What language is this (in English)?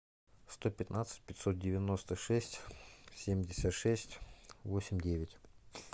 Russian